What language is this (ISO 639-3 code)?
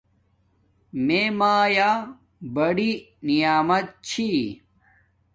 dmk